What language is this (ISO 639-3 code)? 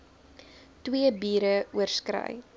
afr